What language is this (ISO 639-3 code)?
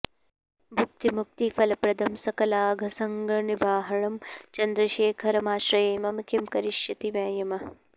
san